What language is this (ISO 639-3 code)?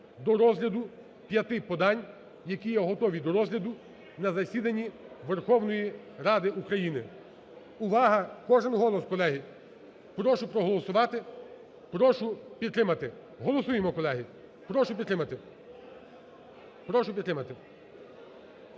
ukr